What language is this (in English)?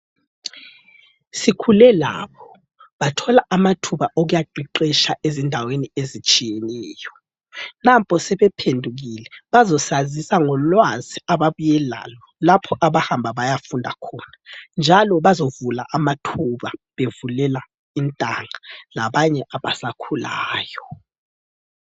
North Ndebele